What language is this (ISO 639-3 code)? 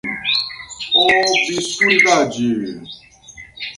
por